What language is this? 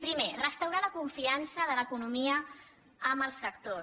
Catalan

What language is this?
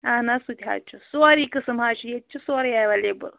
Kashmiri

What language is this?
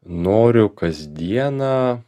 Lithuanian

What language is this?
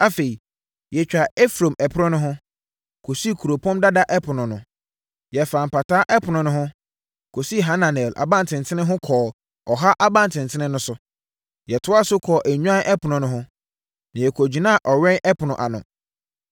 Akan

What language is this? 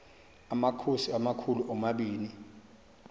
Xhosa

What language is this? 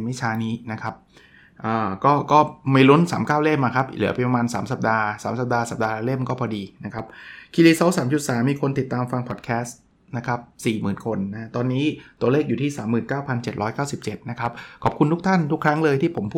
Thai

